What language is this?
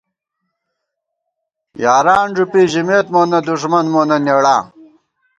Gawar-Bati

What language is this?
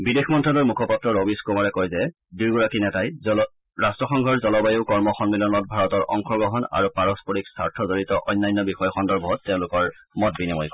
Assamese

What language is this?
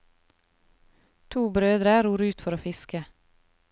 Norwegian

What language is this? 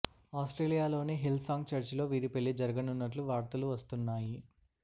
Telugu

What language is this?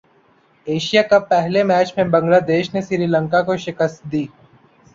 Urdu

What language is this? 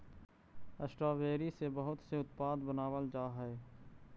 Magahi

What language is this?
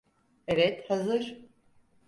Turkish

